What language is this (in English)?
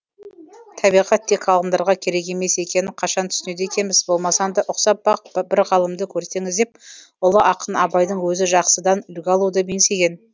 Kazakh